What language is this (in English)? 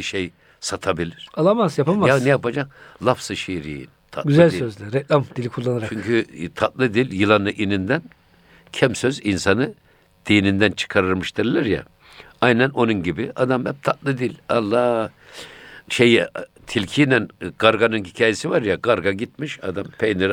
Turkish